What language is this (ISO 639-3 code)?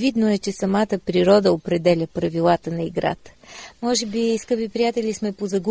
bul